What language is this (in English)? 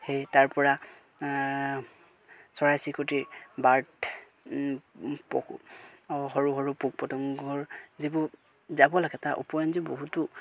Assamese